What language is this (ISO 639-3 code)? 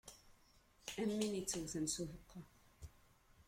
kab